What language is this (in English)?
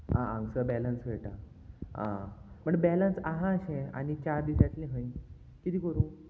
Konkani